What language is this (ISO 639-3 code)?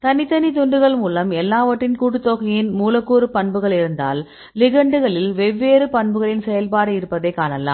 tam